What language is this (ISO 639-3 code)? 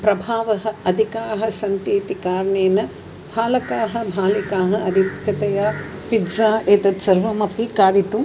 san